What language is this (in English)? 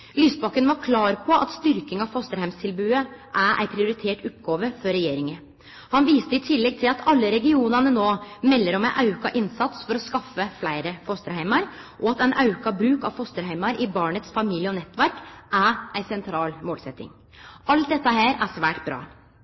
Norwegian Nynorsk